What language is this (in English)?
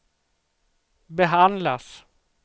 Swedish